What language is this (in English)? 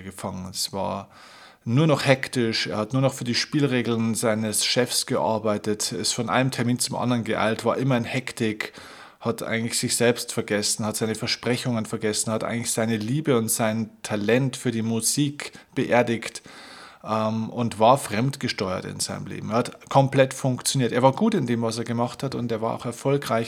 German